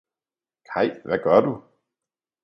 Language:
Danish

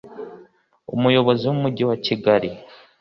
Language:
Kinyarwanda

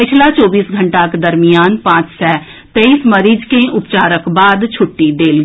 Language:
Maithili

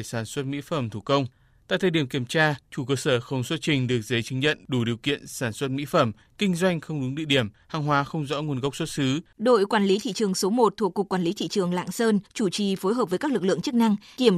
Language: Vietnamese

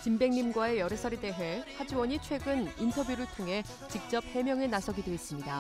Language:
Korean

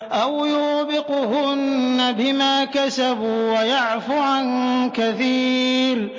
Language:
Arabic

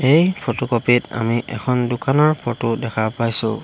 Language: Assamese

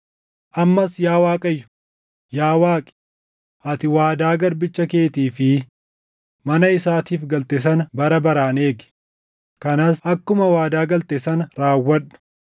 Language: Oromo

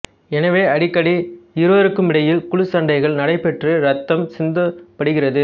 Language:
Tamil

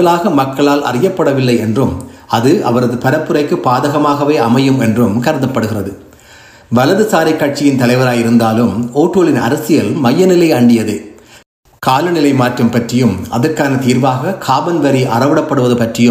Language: Tamil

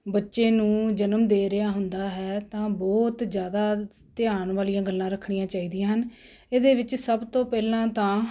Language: Punjabi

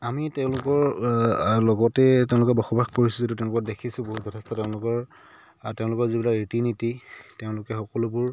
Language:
Assamese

